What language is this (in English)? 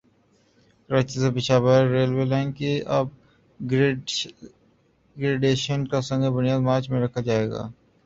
Urdu